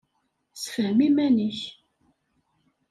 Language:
Kabyle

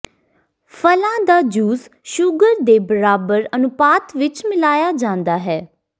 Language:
Punjabi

